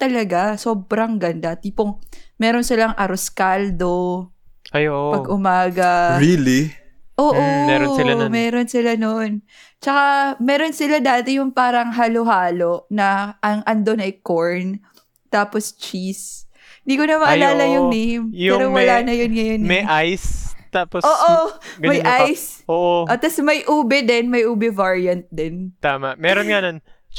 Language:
Filipino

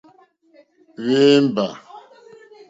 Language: Mokpwe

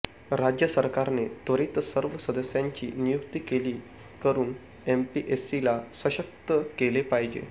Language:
Marathi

